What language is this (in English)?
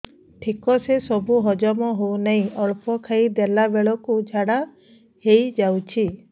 Odia